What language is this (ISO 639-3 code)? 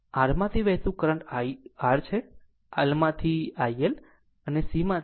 guj